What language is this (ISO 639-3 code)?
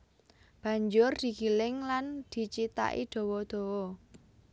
jav